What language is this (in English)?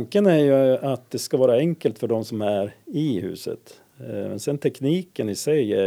Swedish